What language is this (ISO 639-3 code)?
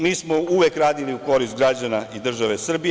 srp